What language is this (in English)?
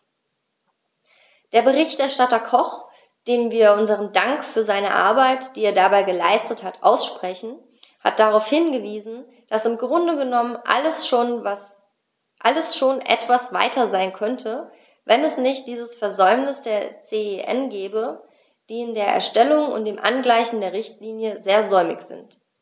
German